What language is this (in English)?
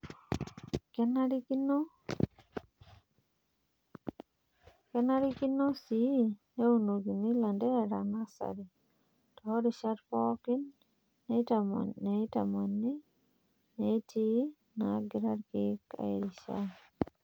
Masai